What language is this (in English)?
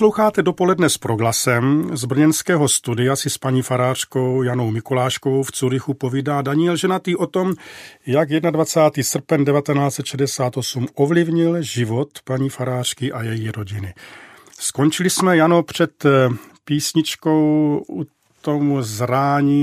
Czech